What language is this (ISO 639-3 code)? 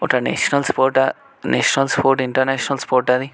tel